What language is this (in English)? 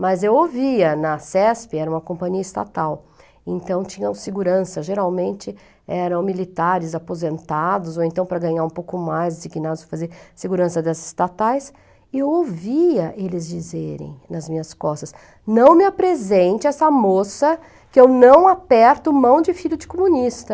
Portuguese